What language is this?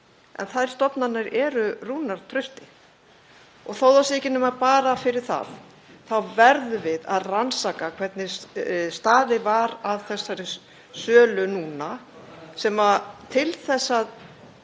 Icelandic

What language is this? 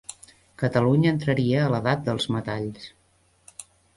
Catalan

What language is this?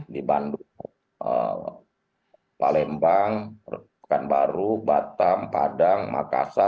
Indonesian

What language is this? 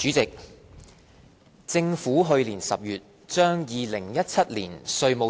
Cantonese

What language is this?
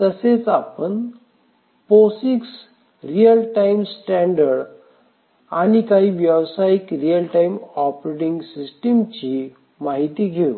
Marathi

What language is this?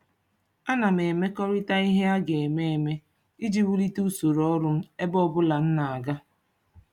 Igbo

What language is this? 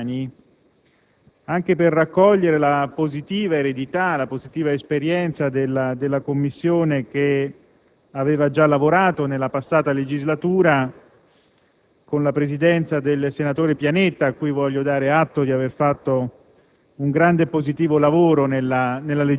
Italian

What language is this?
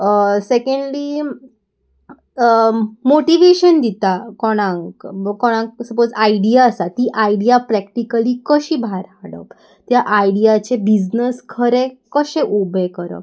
Konkani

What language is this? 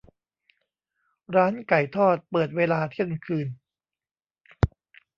Thai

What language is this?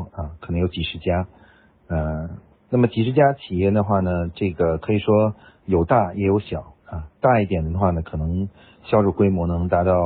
Chinese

